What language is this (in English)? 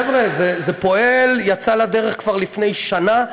Hebrew